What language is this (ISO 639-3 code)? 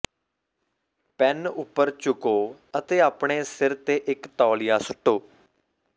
pan